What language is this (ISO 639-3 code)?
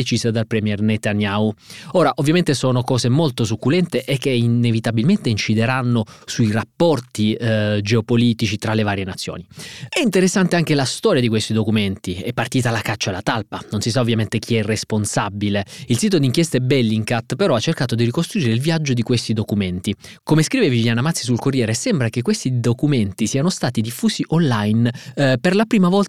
ita